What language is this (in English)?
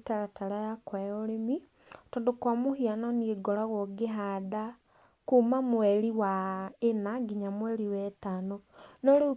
Kikuyu